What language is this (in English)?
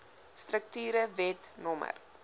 Afrikaans